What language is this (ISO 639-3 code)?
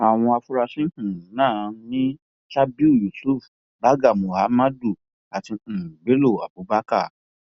yor